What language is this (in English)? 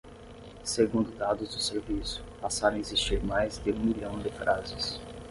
Portuguese